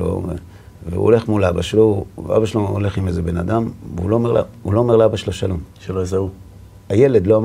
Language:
Hebrew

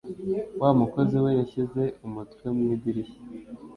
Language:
Kinyarwanda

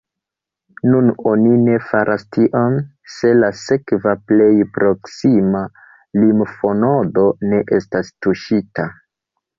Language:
Esperanto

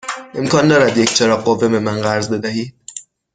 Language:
Persian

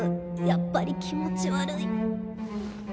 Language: Japanese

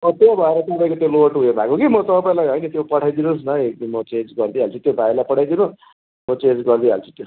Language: Nepali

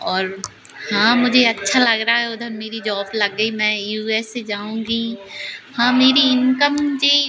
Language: Hindi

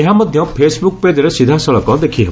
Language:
Odia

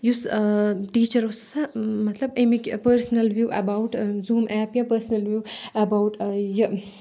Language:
Kashmiri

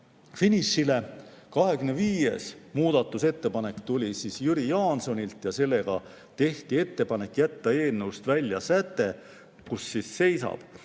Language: Estonian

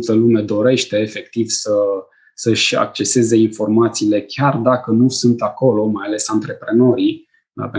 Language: Romanian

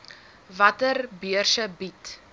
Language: Afrikaans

